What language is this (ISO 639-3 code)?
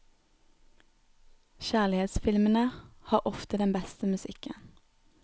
nor